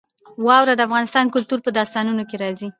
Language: Pashto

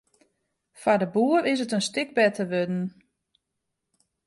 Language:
Western Frisian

